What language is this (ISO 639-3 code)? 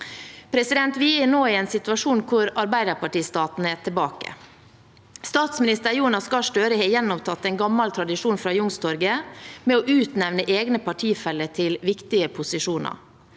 nor